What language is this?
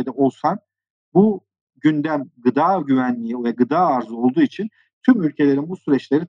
Turkish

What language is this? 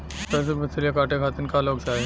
Bhojpuri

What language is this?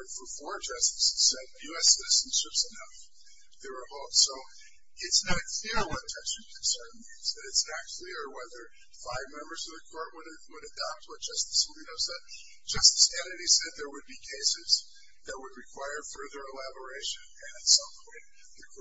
English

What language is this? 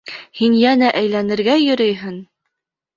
Bashkir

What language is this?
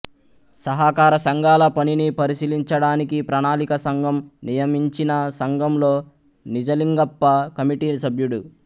Telugu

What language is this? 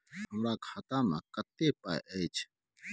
Maithili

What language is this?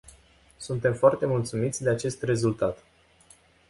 Romanian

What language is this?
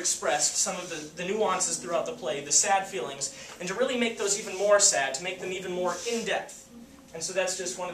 English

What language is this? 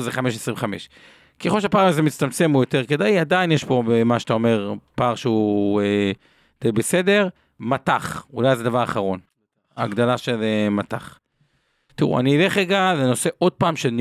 Hebrew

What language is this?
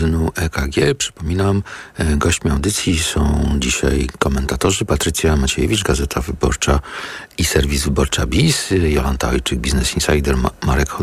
Polish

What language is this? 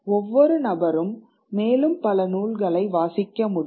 Tamil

